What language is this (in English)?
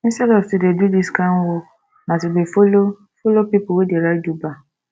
Nigerian Pidgin